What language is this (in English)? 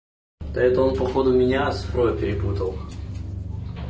Russian